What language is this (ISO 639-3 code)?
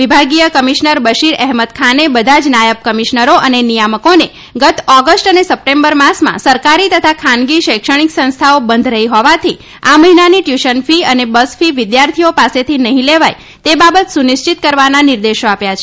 guj